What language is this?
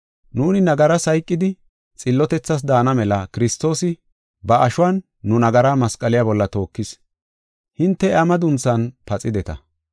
Gofa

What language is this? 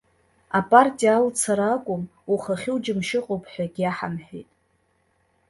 Abkhazian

